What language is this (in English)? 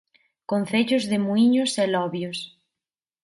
Galician